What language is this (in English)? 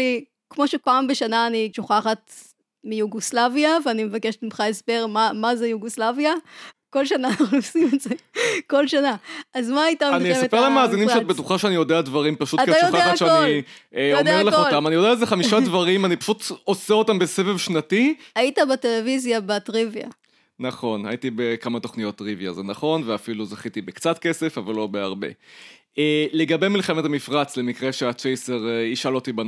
Hebrew